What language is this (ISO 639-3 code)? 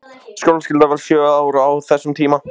isl